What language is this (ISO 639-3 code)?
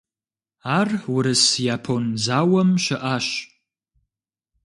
kbd